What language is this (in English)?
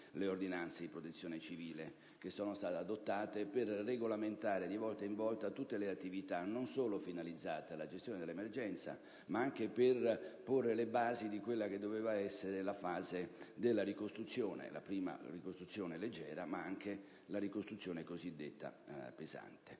Italian